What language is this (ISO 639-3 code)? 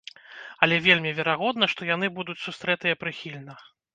bel